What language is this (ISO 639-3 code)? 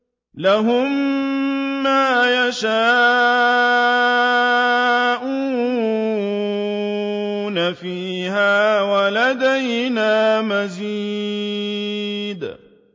ara